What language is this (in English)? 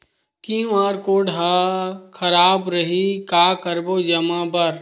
Chhattisgarhi